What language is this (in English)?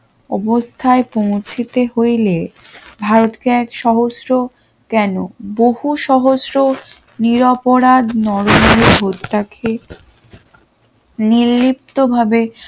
Bangla